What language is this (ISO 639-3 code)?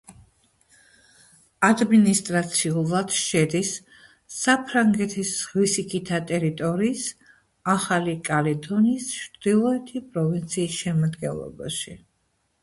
kat